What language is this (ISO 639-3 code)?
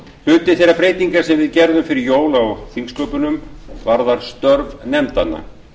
isl